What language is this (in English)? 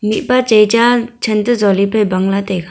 Wancho Naga